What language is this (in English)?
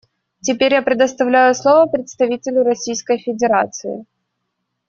Russian